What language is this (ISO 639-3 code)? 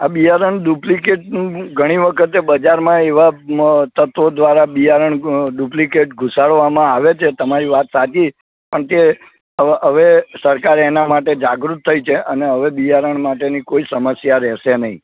guj